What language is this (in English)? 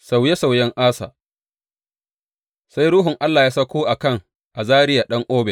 Hausa